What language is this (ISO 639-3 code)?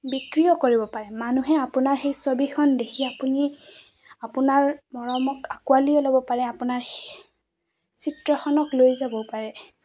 asm